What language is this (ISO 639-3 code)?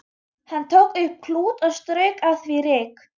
isl